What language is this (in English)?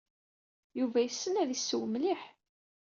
Kabyle